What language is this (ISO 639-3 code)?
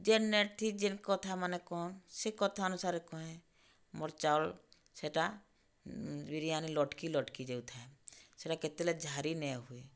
ori